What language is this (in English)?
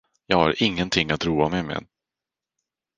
Swedish